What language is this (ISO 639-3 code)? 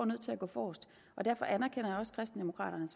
dan